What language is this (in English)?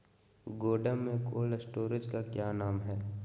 Magahi